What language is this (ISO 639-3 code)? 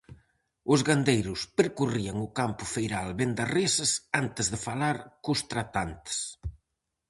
glg